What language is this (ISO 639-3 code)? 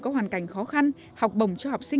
vie